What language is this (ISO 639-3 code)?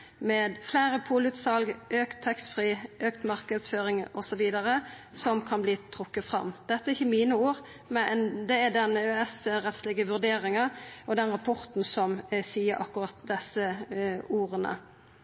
nno